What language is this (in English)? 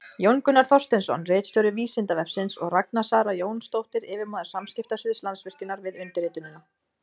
Icelandic